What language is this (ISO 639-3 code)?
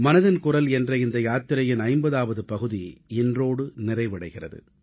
tam